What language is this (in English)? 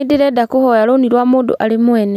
Kikuyu